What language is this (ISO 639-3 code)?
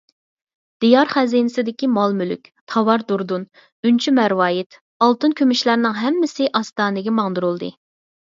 uig